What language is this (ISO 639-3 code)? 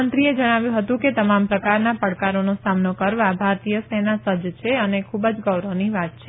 guj